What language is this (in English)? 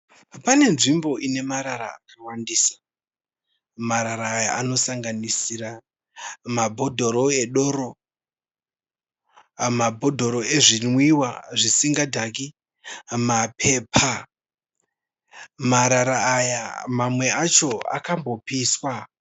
Shona